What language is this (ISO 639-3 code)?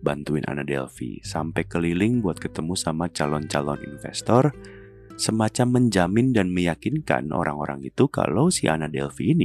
ind